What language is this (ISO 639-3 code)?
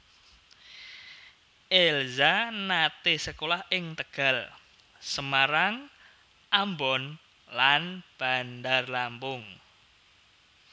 jav